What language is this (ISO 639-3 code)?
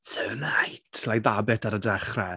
cym